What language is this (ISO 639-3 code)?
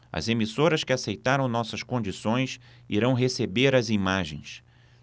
por